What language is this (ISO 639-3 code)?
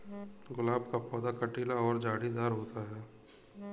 hin